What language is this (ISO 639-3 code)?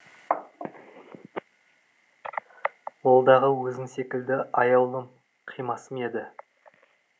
kaz